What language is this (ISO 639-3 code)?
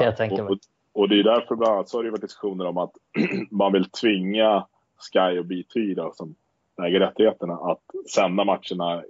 swe